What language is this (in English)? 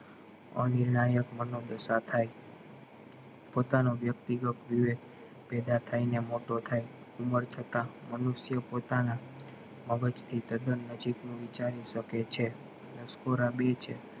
Gujarati